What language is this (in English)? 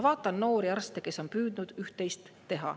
Estonian